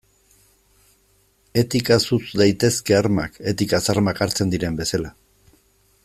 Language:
Basque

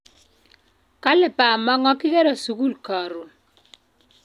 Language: Kalenjin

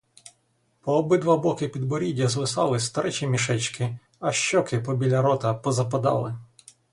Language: Ukrainian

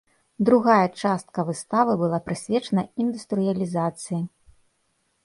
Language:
Belarusian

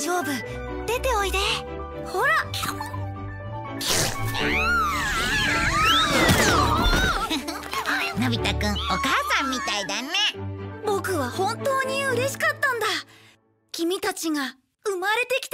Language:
Japanese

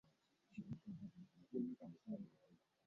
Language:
Swahili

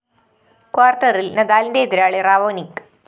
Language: Malayalam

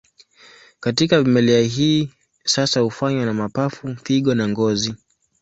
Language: Swahili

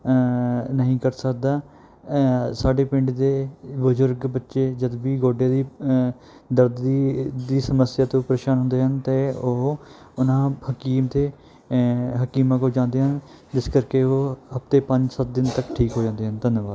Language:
Punjabi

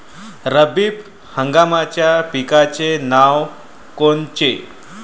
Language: Marathi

